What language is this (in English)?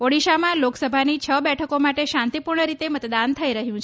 Gujarati